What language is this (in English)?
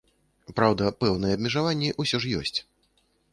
Belarusian